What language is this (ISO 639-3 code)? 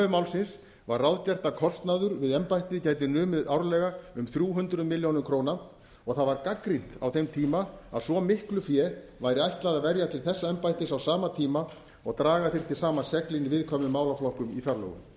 isl